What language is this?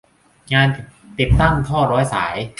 Thai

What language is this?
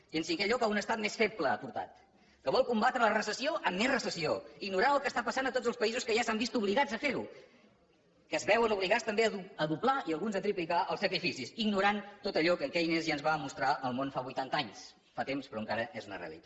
Catalan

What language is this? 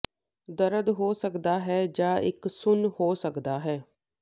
Punjabi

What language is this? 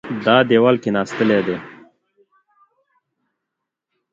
Pashto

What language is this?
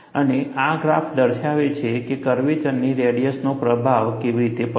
Gujarati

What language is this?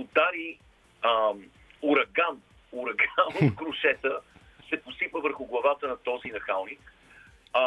Bulgarian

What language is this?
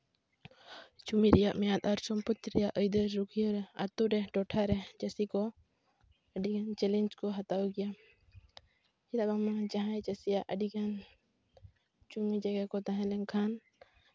Santali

